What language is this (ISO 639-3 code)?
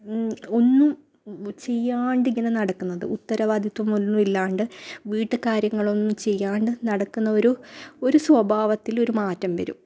mal